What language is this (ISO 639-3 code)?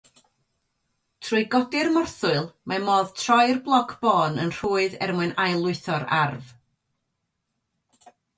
cym